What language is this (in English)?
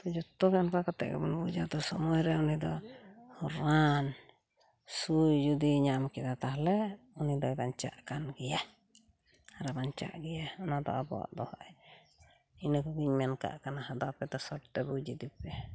Santali